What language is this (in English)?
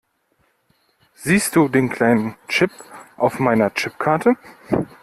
German